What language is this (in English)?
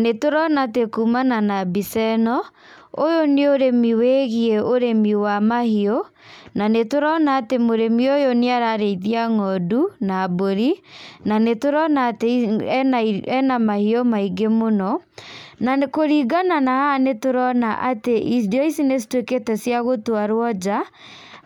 Kikuyu